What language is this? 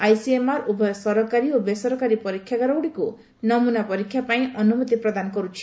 Odia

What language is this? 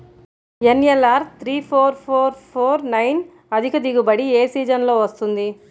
Telugu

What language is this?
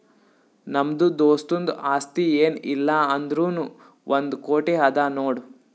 Kannada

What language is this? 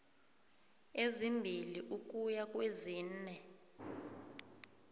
South Ndebele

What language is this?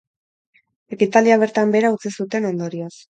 Basque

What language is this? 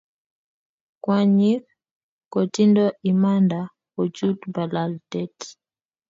Kalenjin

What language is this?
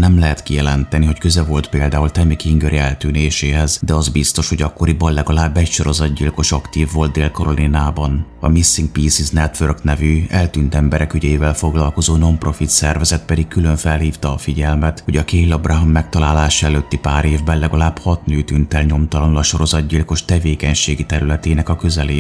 Hungarian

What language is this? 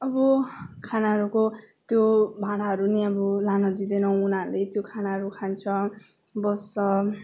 Nepali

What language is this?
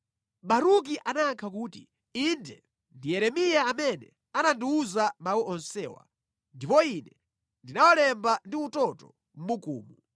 Nyanja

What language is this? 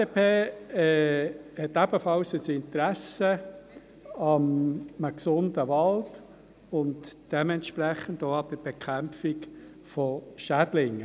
Swiss German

